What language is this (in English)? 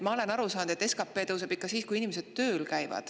Estonian